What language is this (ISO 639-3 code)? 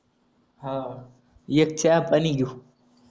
mar